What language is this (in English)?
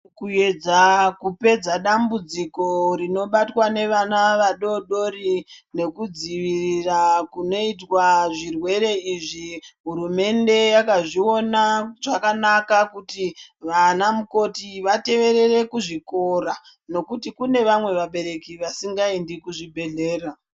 Ndau